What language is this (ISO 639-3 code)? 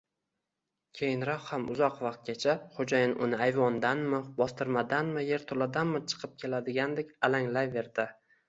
uzb